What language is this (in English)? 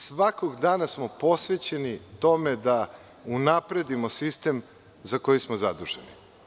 Serbian